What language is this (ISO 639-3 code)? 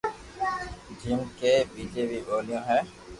lrk